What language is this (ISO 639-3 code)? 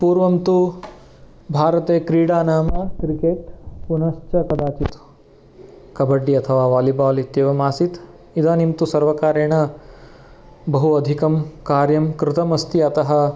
san